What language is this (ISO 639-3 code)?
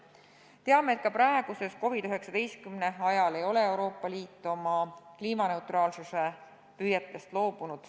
est